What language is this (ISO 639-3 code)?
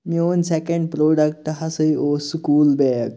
kas